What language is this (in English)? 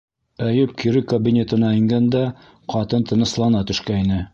Bashkir